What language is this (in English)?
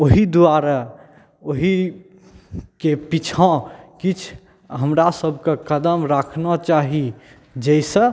Maithili